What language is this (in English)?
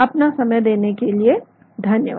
Hindi